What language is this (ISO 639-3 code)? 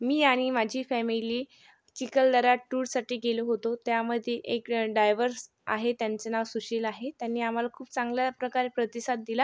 mar